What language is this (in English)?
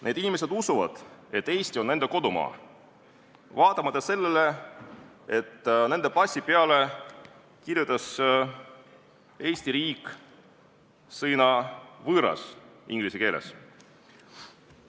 Estonian